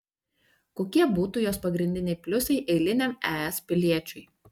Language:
Lithuanian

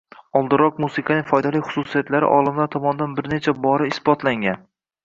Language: Uzbek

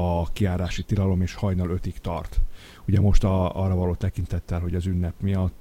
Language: Hungarian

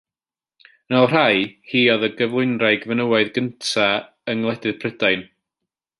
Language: Welsh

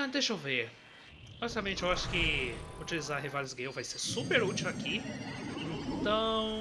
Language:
Portuguese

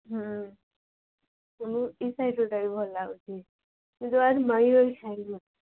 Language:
Odia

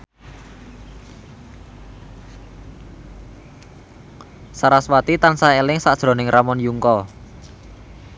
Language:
Javanese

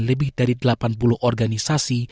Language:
Indonesian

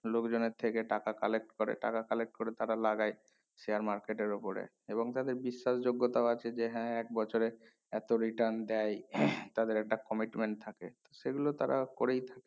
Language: Bangla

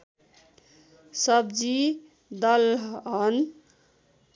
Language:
Nepali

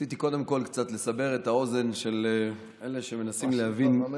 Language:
Hebrew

